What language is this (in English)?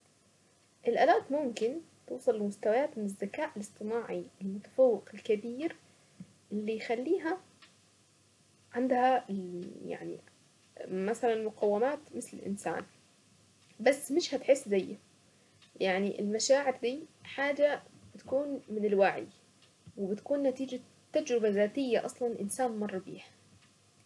Saidi Arabic